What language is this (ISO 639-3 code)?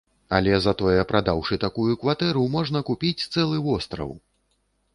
bel